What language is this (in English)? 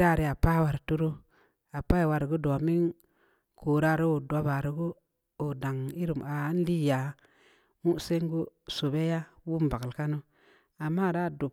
Samba Leko